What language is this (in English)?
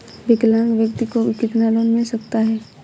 Hindi